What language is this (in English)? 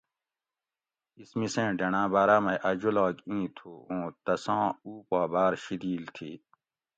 Gawri